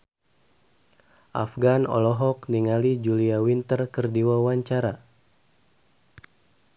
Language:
Sundanese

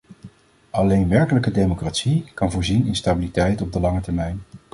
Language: Dutch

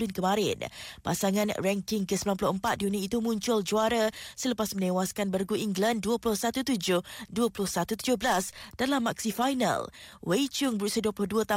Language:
Malay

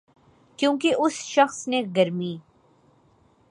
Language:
Urdu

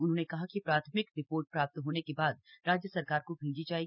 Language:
Hindi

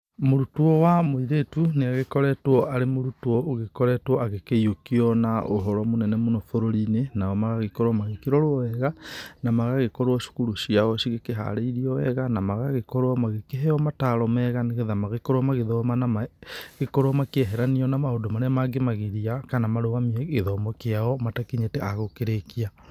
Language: Kikuyu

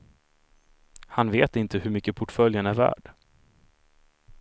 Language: Swedish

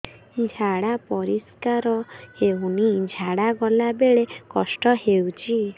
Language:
Odia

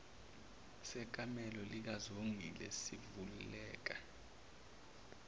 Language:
Zulu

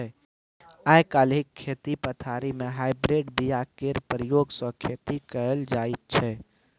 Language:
Maithili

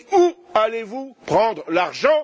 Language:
French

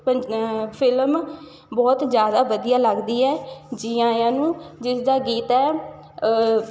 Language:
Punjabi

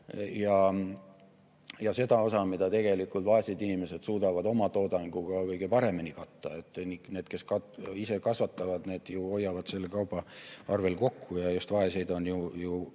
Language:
Estonian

